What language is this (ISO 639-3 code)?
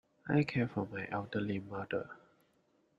eng